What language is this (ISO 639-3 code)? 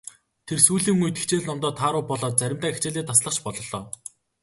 mon